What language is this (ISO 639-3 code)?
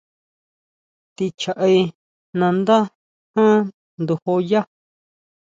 mau